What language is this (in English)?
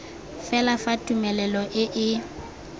Tswana